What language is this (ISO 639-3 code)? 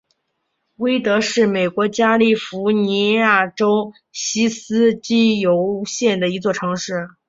zho